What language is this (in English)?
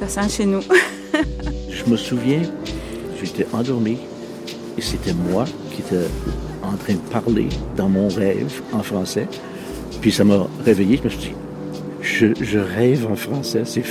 French